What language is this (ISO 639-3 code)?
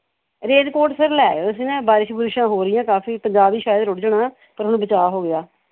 pan